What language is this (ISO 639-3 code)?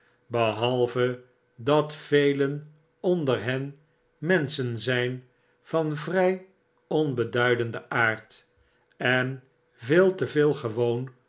nld